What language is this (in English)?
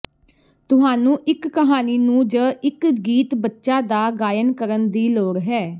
Punjabi